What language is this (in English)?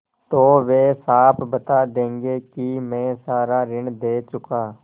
Hindi